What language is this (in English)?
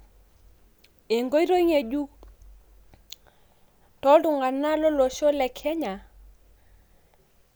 Masai